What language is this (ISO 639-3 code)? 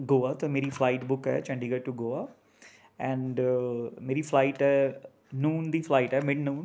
pan